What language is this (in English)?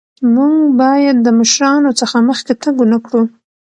Pashto